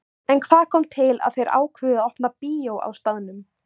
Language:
Icelandic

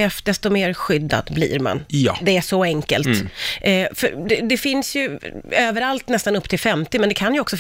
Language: Swedish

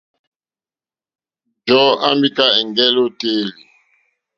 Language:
Mokpwe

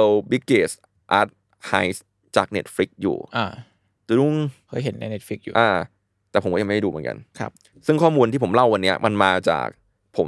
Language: Thai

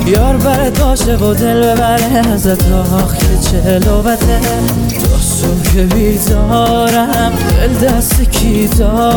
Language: Persian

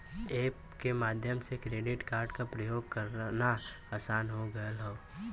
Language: Bhojpuri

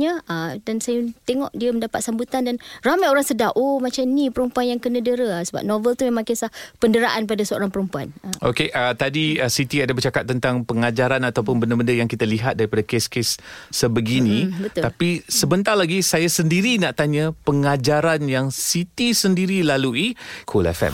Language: Malay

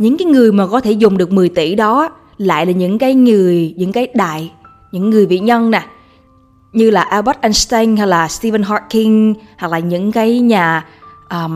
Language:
Vietnamese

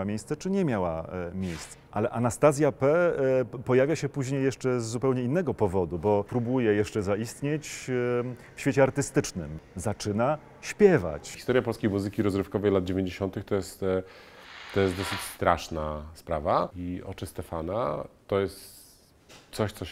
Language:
Polish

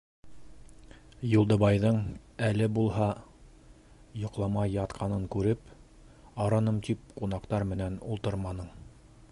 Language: Bashkir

